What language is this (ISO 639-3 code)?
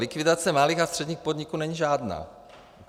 ces